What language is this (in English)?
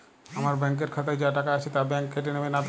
Bangla